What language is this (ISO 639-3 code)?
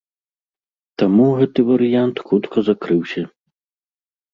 bel